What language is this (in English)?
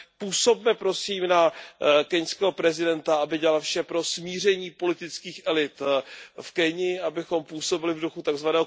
Czech